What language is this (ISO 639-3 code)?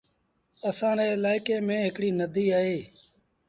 sbn